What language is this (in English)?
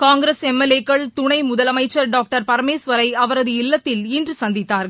Tamil